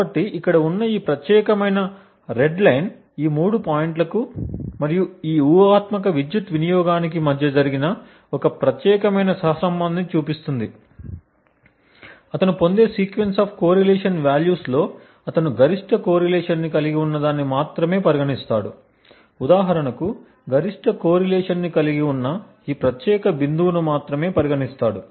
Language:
Telugu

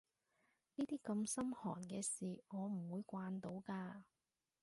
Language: Cantonese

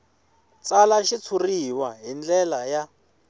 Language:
Tsonga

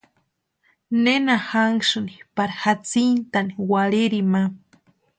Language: Western Highland Purepecha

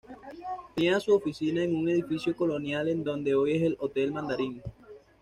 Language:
Spanish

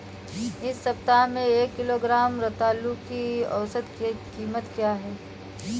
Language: Hindi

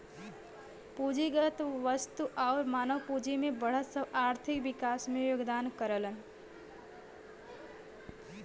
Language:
Bhojpuri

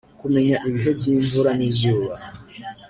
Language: Kinyarwanda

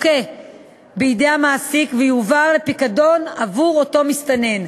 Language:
Hebrew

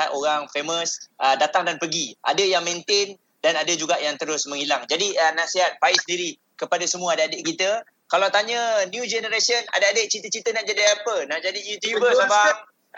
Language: Malay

